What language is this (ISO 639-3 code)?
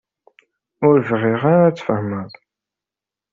kab